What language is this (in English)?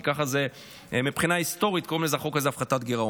Hebrew